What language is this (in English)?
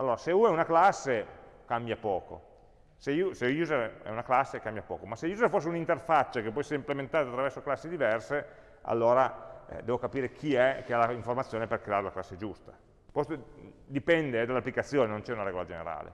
Italian